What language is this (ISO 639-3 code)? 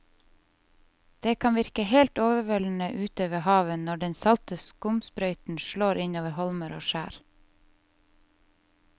nor